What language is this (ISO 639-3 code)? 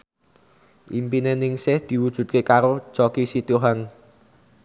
jav